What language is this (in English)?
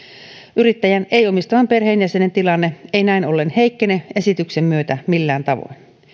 Finnish